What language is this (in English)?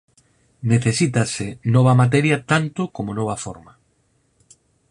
Galician